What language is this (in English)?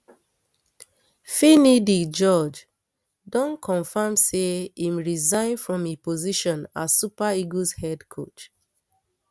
Nigerian Pidgin